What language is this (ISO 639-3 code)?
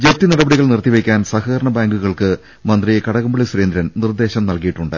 mal